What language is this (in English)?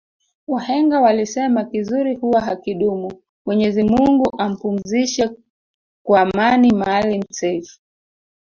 Swahili